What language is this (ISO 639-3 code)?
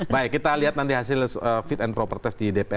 ind